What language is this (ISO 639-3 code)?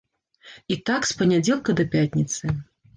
bel